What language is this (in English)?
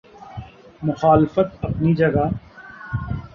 Urdu